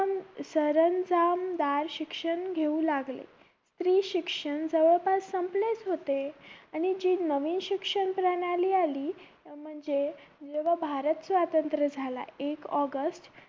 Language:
Marathi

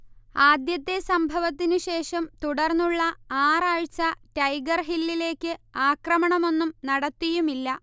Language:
Malayalam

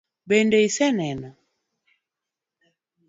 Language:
Luo (Kenya and Tanzania)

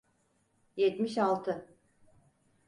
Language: Turkish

